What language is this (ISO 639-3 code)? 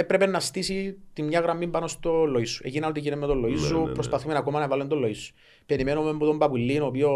ell